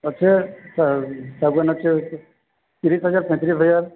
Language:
Odia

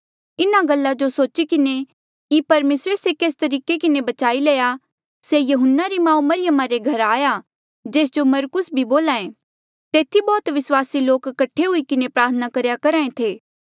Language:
Mandeali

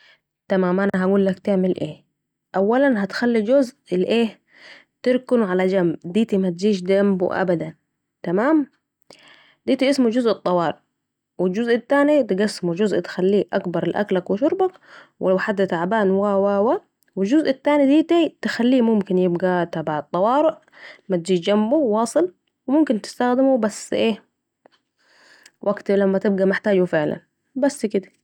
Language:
Saidi Arabic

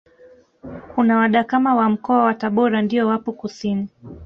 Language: Swahili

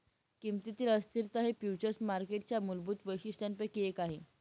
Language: Marathi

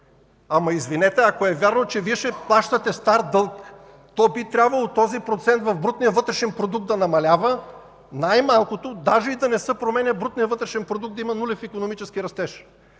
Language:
Bulgarian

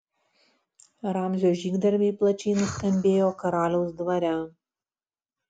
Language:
Lithuanian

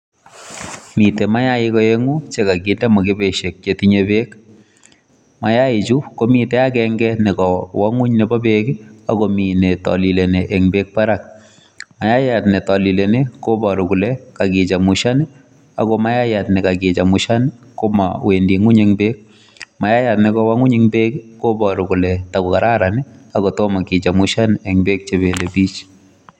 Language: Kalenjin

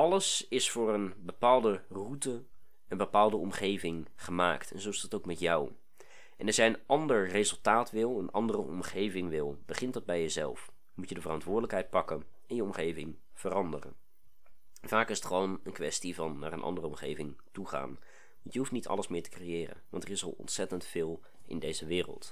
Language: Dutch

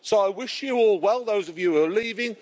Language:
English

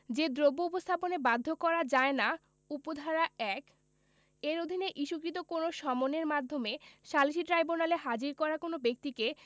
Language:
Bangla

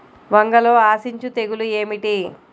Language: Telugu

